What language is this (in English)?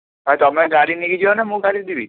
Odia